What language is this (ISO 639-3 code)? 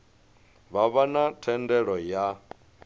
ven